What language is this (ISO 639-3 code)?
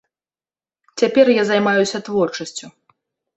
bel